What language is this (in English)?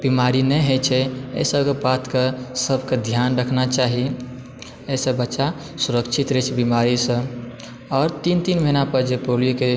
Maithili